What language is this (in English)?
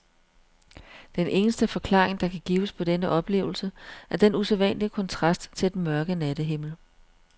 Danish